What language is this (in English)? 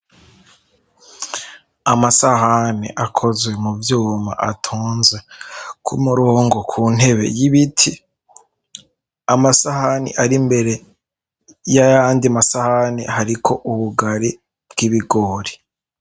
Rundi